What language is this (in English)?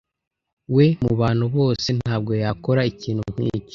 Kinyarwanda